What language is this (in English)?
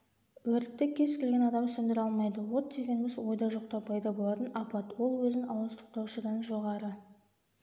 Kazakh